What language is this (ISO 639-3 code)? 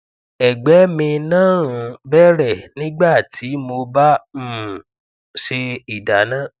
yor